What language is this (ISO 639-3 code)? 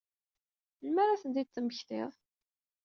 kab